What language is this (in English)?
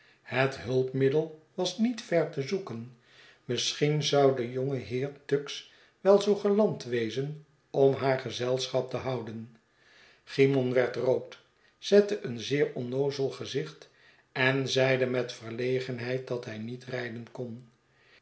Dutch